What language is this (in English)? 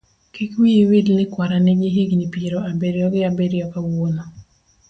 Luo (Kenya and Tanzania)